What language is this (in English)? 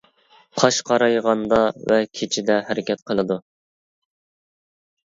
Uyghur